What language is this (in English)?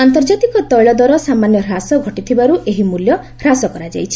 Odia